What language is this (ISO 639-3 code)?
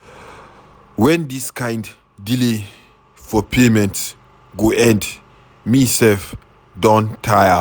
pcm